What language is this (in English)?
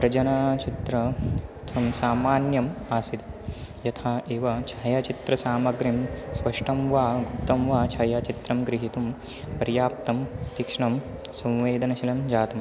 Sanskrit